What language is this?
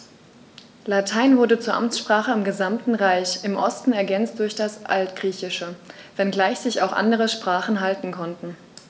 German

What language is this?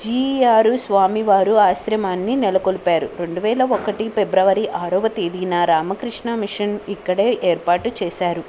Telugu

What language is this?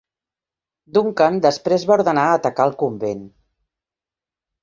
Catalan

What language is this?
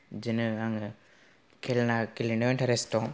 Bodo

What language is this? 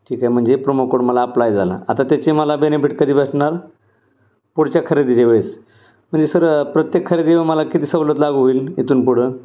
Marathi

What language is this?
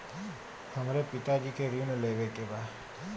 Bhojpuri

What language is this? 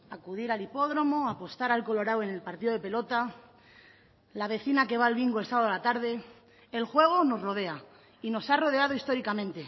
Spanish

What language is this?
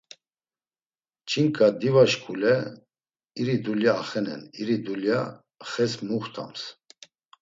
Laz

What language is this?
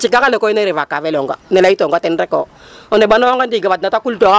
Serer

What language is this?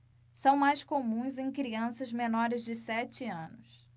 Portuguese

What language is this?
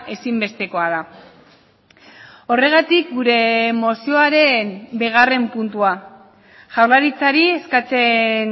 Basque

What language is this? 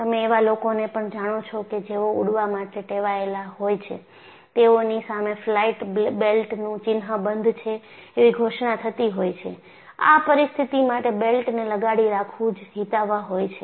Gujarati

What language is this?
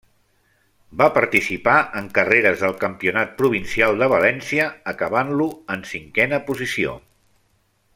Catalan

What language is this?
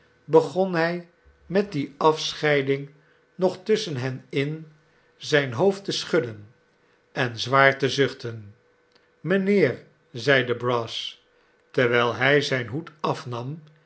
Dutch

